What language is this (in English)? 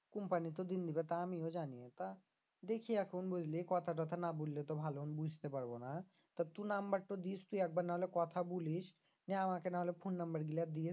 Bangla